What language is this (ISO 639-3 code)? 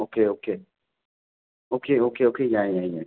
mni